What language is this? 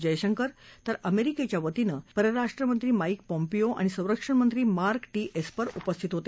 Marathi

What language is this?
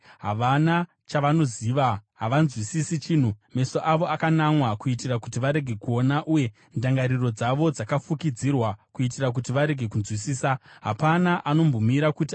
Shona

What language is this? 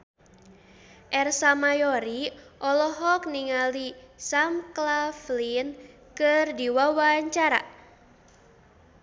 Sundanese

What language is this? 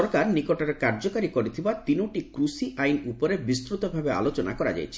Odia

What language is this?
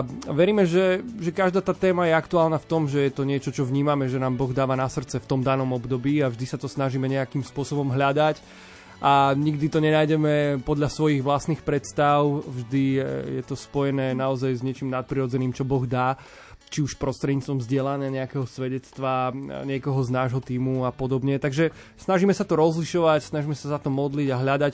Slovak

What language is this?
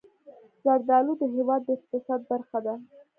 Pashto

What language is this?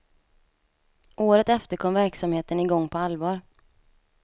Swedish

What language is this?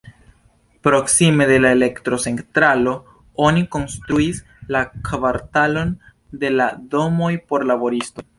Esperanto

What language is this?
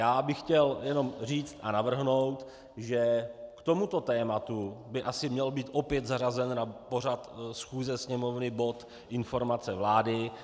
Czech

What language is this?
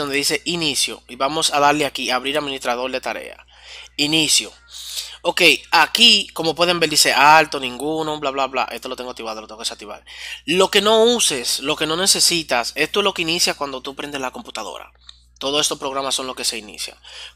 Spanish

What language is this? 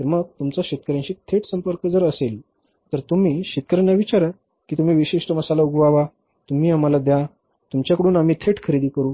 Marathi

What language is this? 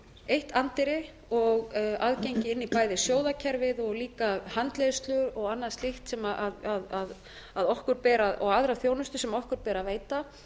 Icelandic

